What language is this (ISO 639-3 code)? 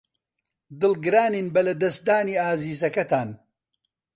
ckb